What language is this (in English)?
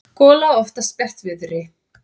Icelandic